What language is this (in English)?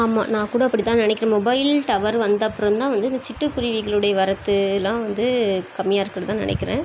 Tamil